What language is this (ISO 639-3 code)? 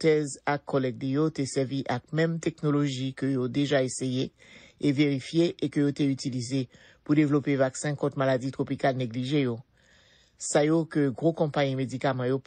fra